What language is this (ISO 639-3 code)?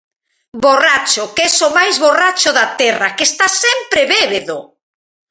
glg